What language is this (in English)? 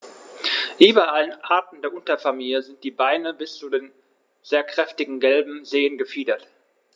German